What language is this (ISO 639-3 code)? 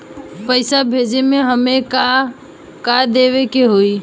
bho